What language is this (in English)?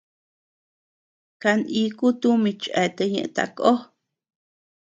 Tepeuxila Cuicatec